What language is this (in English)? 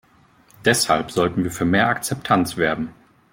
German